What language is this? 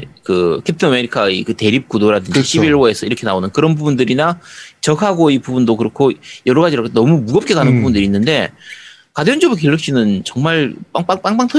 Korean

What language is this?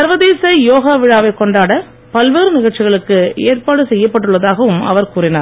Tamil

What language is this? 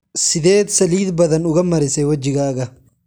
Somali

